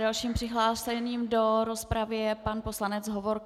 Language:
Czech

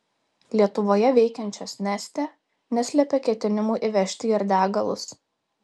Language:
Lithuanian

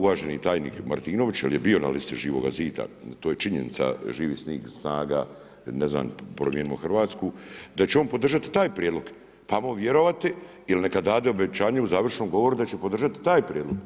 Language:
Croatian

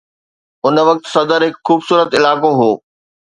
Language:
Sindhi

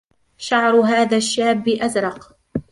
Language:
Arabic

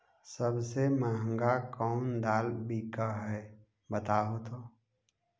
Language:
Magahi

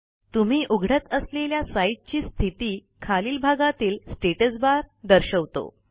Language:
Marathi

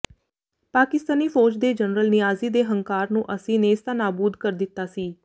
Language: Punjabi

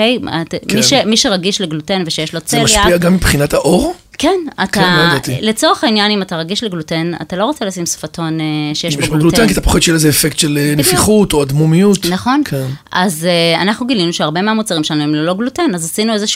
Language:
Hebrew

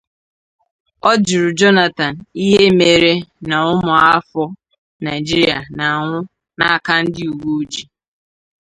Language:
Igbo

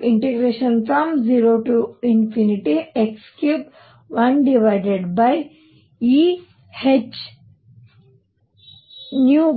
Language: Kannada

